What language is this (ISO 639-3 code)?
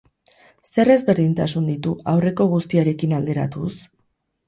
eus